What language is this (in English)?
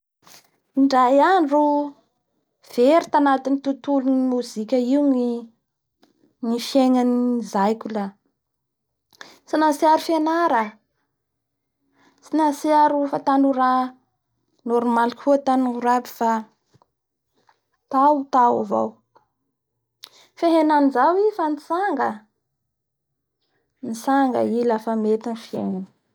Bara Malagasy